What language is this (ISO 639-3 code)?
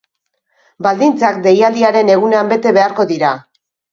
eus